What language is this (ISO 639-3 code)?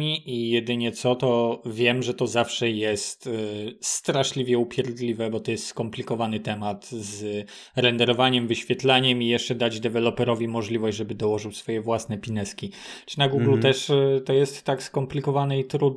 pol